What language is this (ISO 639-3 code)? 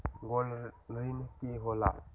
mag